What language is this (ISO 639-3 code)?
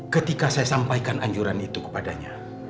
ind